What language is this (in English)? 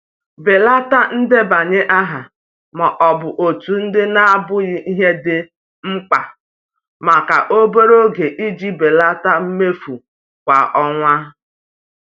Igbo